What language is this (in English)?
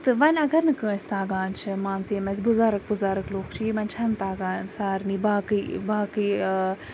Kashmiri